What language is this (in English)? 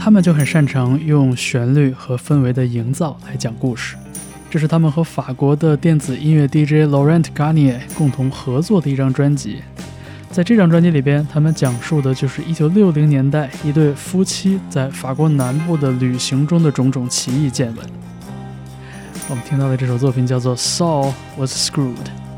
Chinese